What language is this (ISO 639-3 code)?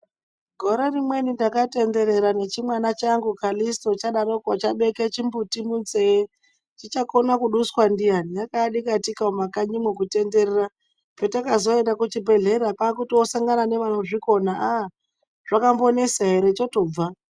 ndc